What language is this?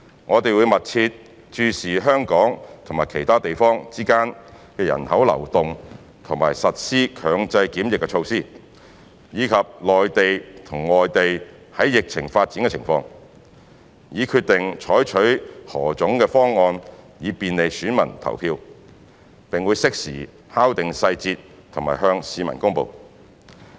Cantonese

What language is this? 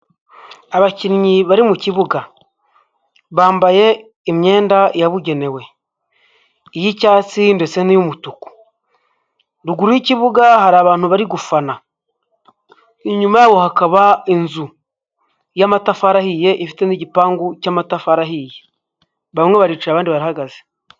Kinyarwanda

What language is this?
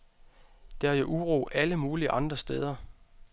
Danish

